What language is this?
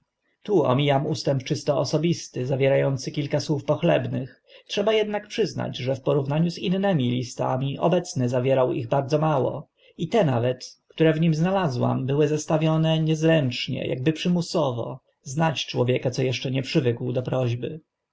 Polish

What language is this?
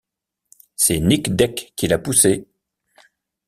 French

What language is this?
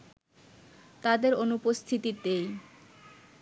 Bangla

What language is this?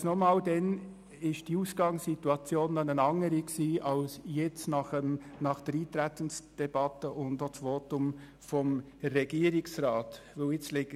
Swiss German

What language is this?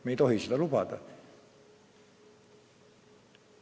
Estonian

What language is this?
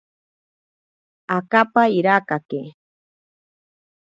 Ashéninka Perené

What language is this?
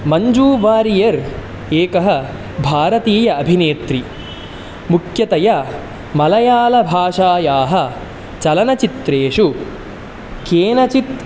Sanskrit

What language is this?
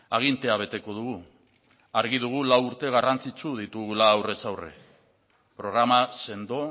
Basque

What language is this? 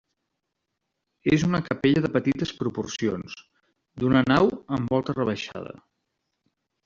Catalan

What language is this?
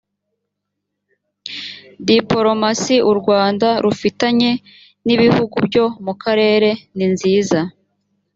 Kinyarwanda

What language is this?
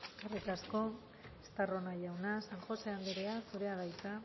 Basque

